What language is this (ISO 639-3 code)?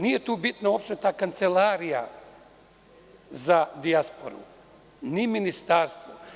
srp